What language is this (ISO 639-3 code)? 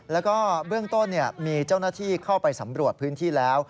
tha